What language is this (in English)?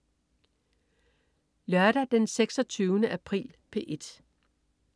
Danish